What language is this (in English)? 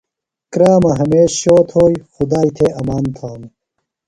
Phalura